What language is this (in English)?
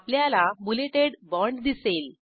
Marathi